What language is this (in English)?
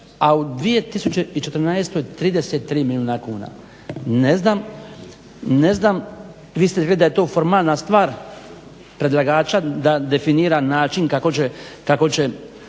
Croatian